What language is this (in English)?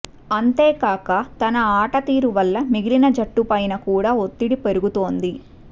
Telugu